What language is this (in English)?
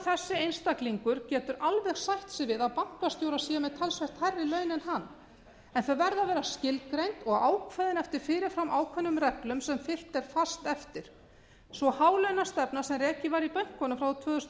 Icelandic